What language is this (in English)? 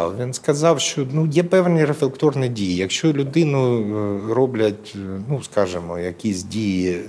Ukrainian